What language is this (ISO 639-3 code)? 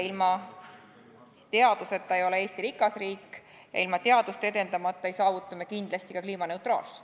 est